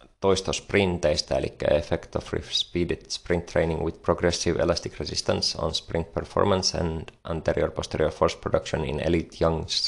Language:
Finnish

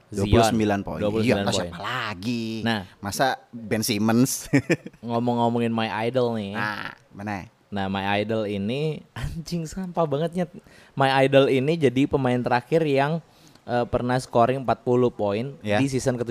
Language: Indonesian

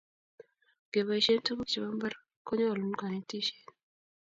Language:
Kalenjin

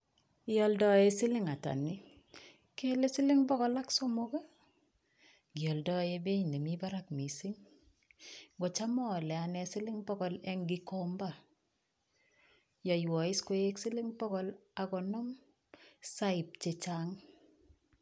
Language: Kalenjin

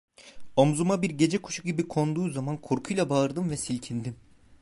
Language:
Turkish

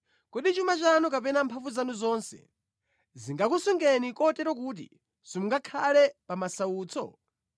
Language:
Nyanja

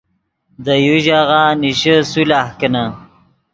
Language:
Yidgha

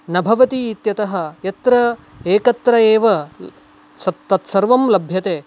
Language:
Sanskrit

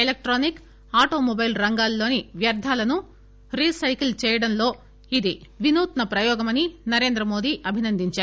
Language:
Telugu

